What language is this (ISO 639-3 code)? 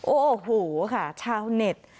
tha